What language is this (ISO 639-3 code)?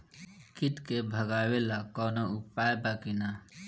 bho